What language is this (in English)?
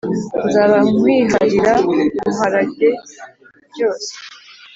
Kinyarwanda